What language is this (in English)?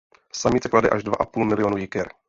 Czech